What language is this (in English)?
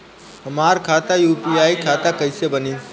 Bhojpuri